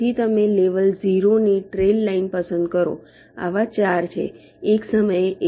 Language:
Gujarati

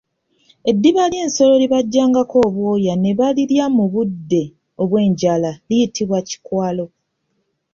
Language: Ganda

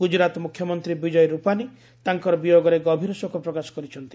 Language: Odia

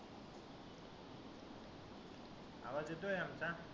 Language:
Marathi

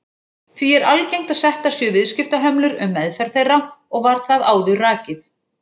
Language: Icelandic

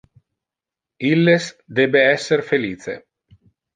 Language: Interlingua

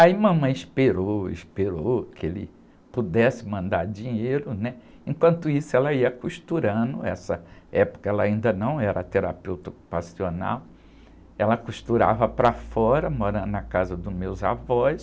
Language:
Portuguese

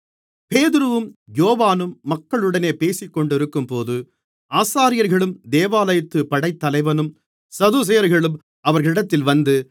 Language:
Tamil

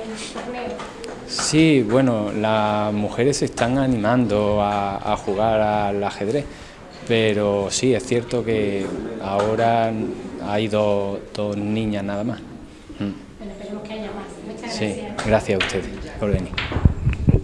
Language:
Spanish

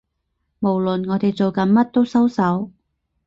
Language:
Cantonese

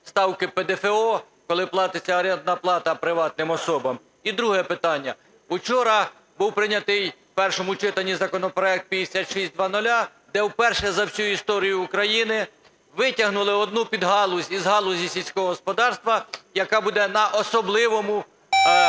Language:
Ukrainian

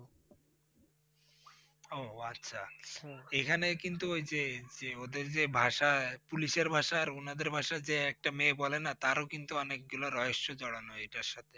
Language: Bangla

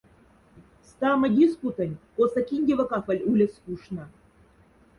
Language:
Moksha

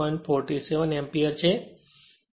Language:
Gujarati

